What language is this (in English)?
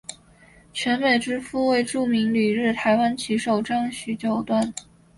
Chinese